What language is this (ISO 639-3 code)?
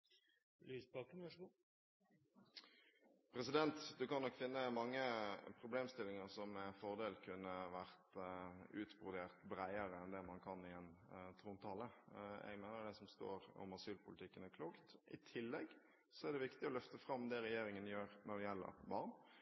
nor